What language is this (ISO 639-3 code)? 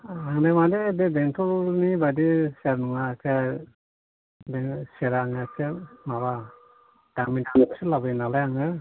brx